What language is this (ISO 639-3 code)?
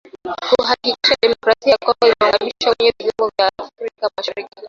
swa